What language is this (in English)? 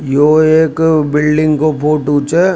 Rajasthani